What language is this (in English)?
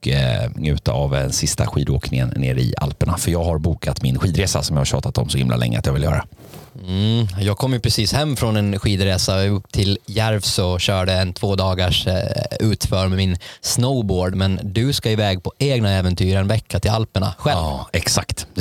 Swedish